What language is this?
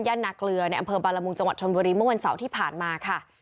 Thai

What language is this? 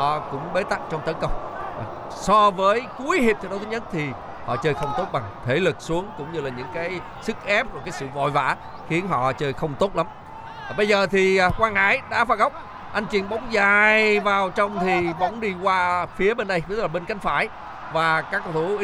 Vietnamese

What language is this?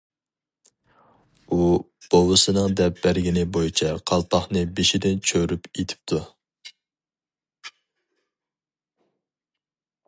Uyghur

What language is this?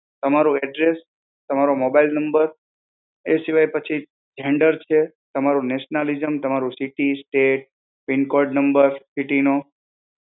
Gujarati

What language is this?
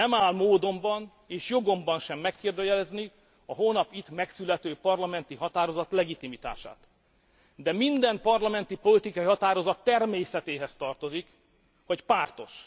Hungarian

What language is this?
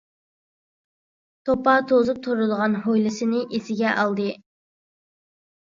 Uyghur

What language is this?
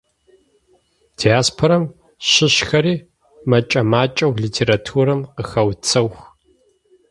Adyghe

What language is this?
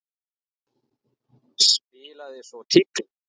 Icelandic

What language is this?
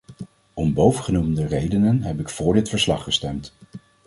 Dutch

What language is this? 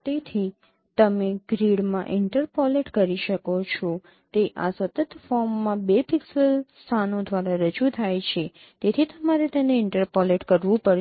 Gujarati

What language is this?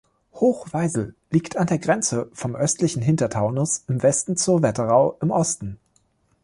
German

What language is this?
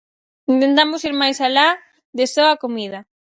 Galician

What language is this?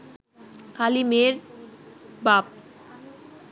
Bangla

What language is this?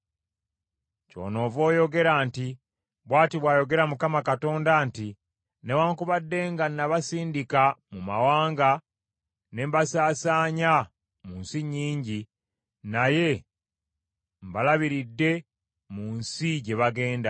Ganda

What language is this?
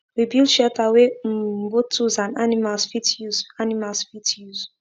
Nigerian Pidgin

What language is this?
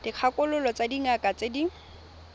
Tswana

